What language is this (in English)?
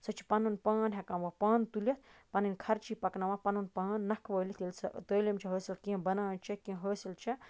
Kashmiri